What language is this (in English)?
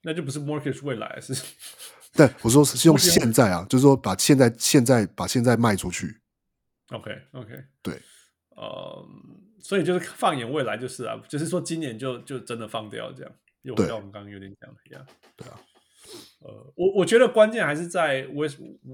Chinese